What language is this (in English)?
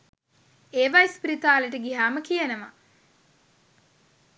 Sinhala